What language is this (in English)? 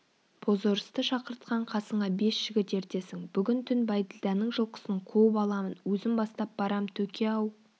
Kazakh